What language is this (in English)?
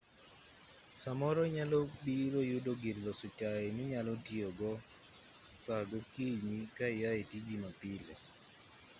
Luo (Kenya and Tanzania)